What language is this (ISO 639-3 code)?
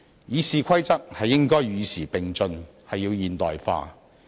yue